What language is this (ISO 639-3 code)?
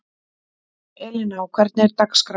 isl